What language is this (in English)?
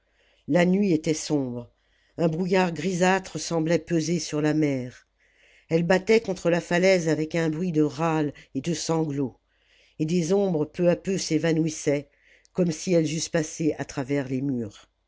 French